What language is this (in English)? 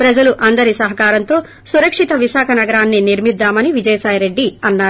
Telugu